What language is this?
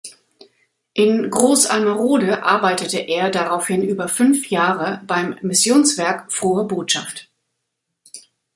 German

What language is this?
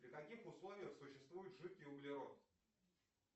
Russian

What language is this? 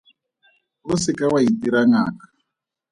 Tswana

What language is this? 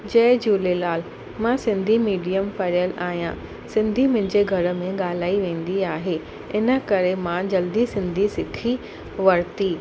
Sindhi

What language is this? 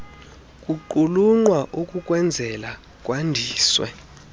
Xhosa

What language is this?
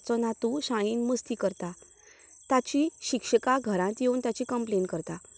Konkani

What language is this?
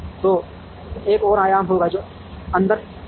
Hindi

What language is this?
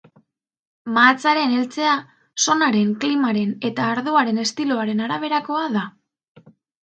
Basque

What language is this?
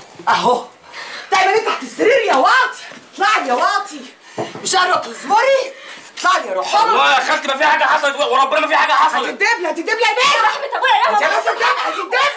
Arabic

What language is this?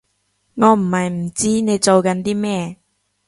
Cantonese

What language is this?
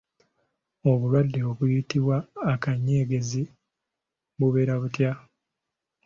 Ganda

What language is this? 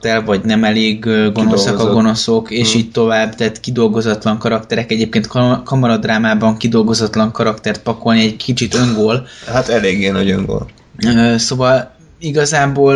Hungarian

